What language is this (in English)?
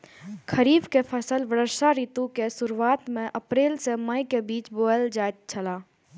Maithili